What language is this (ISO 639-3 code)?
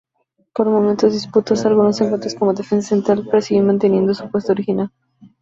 spa